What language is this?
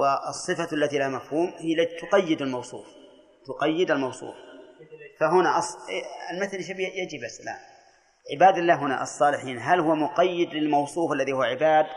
Arabic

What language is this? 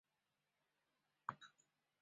Chinese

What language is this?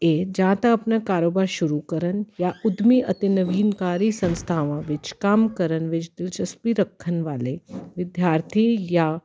Punjabi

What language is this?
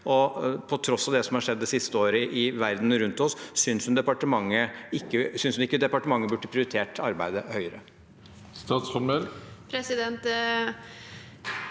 Norwegian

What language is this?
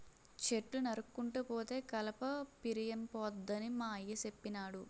Telugu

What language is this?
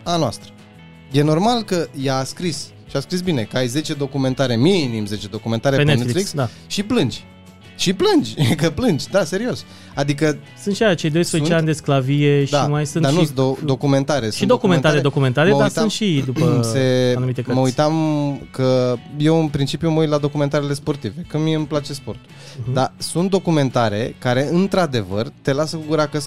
Romanian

